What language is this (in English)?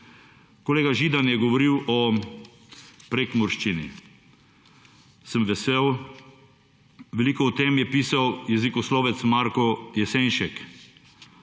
Slovenian